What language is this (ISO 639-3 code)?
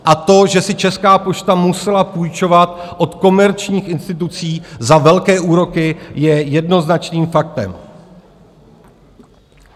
ces